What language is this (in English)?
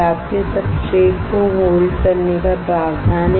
Hindi